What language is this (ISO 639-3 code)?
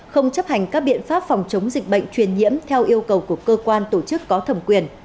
vie